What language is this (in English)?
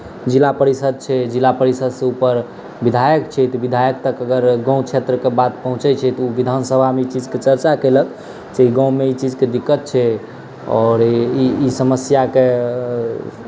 Maithili